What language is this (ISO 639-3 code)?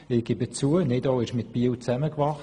gsw